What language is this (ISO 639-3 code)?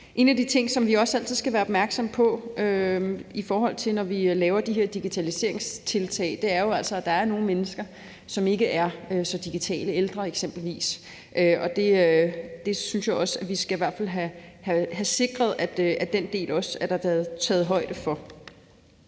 dan